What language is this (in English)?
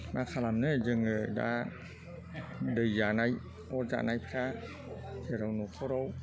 Bodo